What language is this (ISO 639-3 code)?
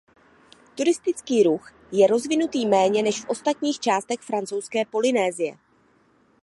ces